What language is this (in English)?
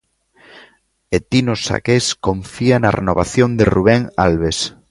Galician